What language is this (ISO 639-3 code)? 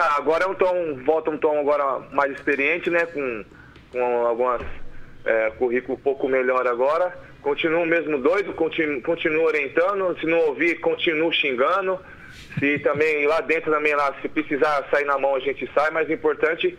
por